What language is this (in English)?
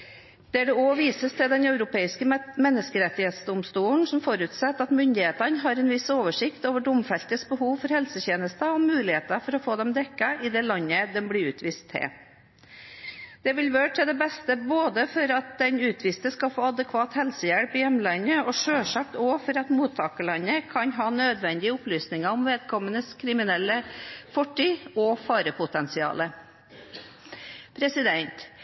Norwegian Bokmål